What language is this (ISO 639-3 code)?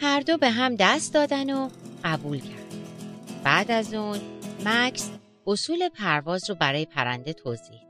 fas